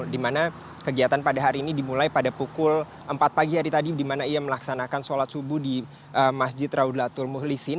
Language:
Indonesian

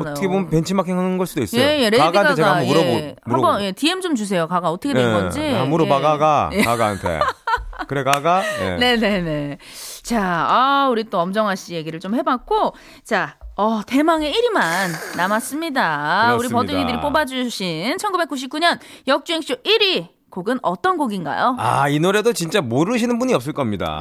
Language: Korean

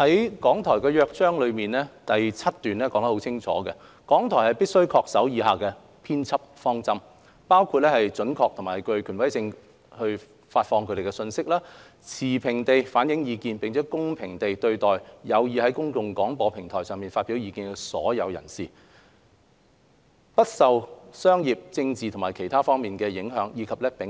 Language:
Cantonese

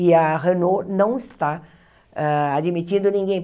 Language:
Portuguese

